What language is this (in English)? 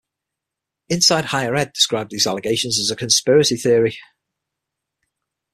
English